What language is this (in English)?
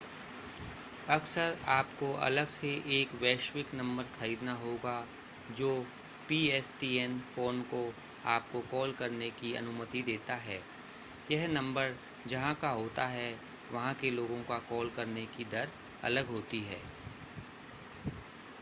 Hindi